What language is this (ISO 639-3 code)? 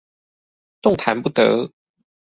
zho